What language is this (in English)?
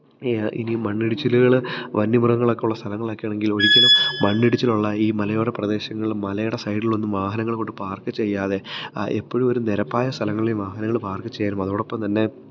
Malayalam